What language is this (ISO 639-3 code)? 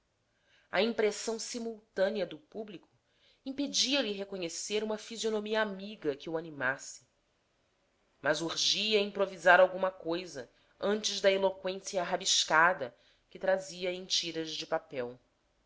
por